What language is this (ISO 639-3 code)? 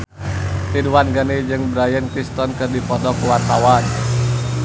sun